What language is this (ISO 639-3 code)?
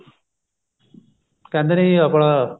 pan